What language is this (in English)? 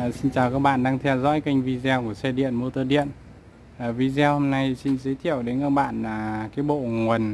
Vietnamese